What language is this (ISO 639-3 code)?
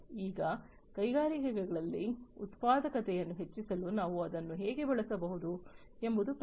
kan